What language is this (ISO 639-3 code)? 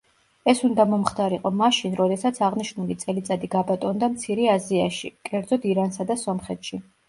kat